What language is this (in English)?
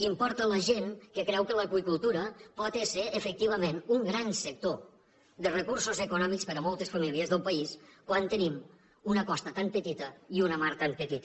Catalan